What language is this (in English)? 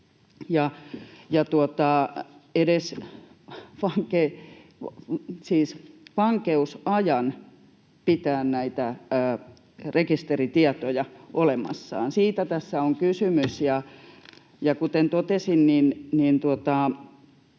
Finnish